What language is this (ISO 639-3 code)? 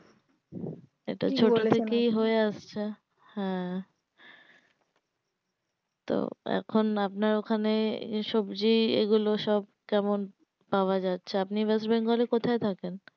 ben